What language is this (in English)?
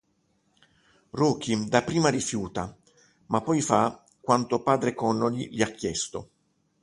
Italian